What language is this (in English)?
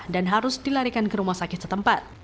Indonesian